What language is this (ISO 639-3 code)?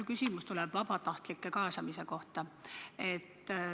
est